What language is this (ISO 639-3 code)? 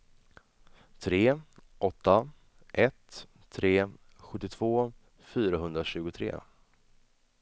swe